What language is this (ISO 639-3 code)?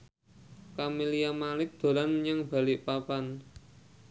jav